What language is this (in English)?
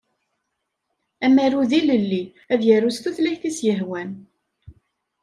Kabyle